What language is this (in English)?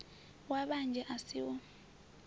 Venda